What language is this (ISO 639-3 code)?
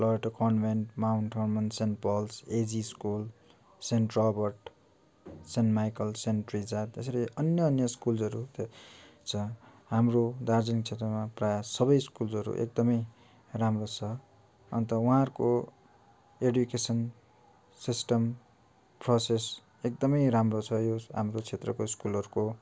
nep